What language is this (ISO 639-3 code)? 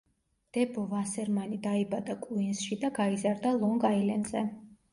kat